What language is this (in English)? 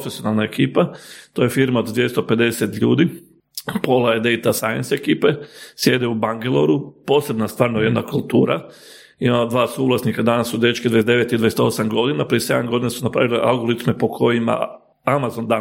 Croatian